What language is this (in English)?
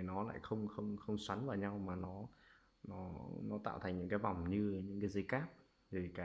Vietnamese